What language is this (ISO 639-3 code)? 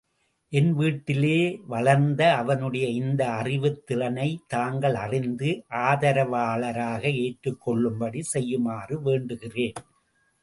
tam